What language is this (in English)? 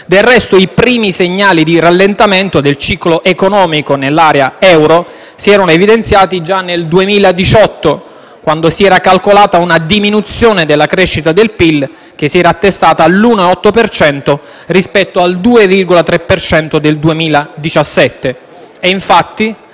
Italian